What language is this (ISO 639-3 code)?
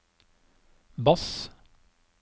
nor